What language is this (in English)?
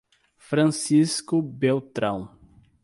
Portuguese